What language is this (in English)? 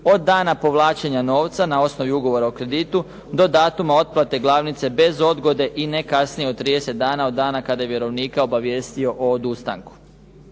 Croatian